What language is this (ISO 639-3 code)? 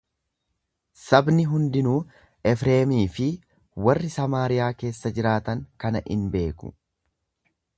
orm